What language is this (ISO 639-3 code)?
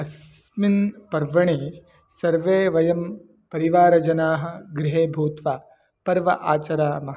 san